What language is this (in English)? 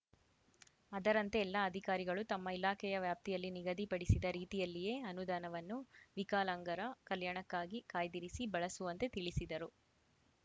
Kannada